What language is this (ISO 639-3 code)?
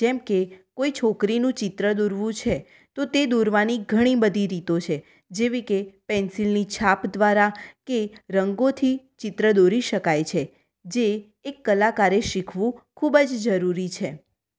guj